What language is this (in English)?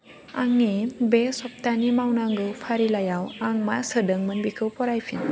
Bodo